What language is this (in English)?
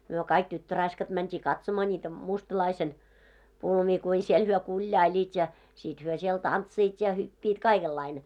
Finnish